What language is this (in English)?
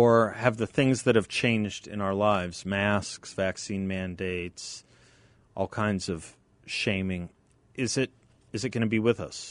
English